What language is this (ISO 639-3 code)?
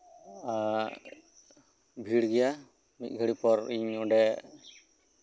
sat